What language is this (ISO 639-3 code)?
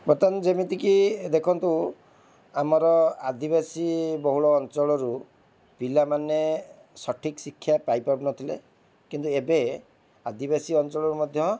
ori